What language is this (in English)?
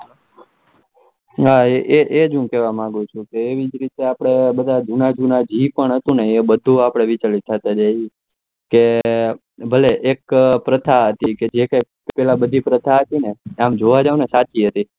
Gujarati